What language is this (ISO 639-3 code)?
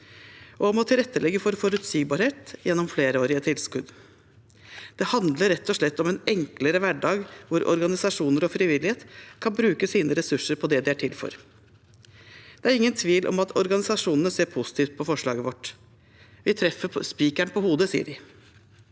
nor